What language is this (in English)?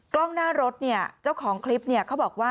Thai